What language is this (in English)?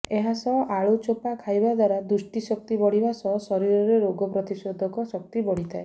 Odia